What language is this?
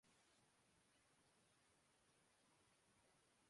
Urdu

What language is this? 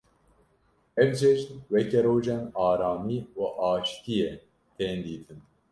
Kurdish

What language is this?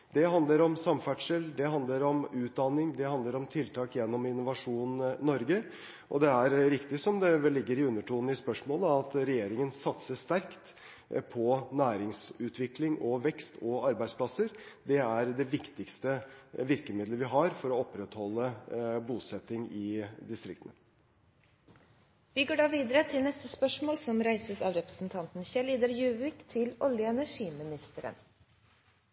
Norwegian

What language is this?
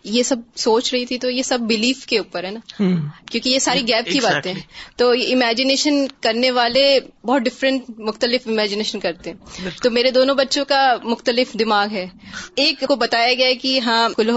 Urdu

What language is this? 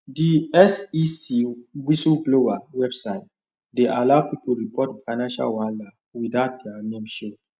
Nigerian Pidgin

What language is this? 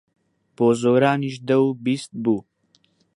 Central Kurdish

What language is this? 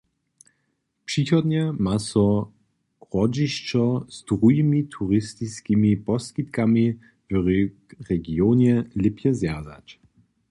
Upper Sorbian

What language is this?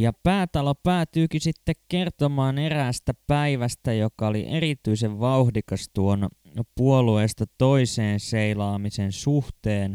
Finnish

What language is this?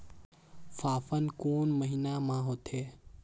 Chhattisgarhi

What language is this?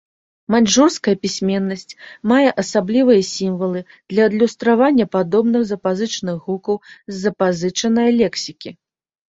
Belarusian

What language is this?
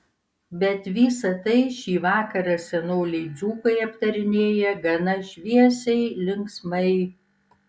Lithuanian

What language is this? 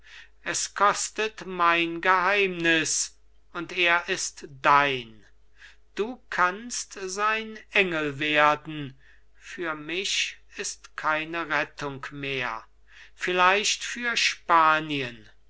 German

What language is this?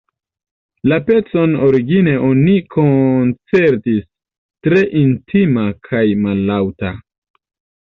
Esperanto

